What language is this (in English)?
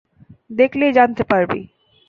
Bangla